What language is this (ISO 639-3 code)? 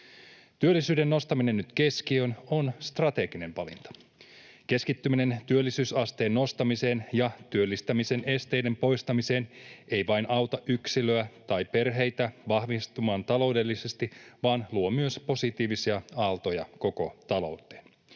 fin